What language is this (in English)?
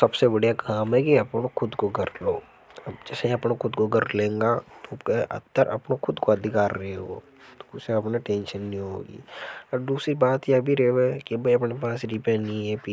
Hadothi